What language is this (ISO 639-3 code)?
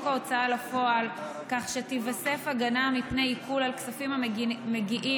heb